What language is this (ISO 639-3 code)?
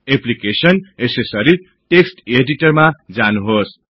nep